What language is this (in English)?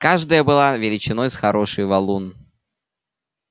Russian